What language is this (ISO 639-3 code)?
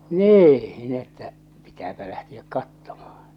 fin